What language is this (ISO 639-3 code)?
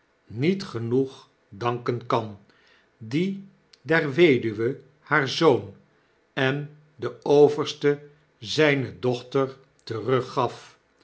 nld